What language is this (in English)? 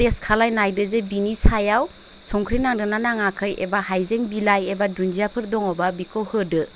Bodo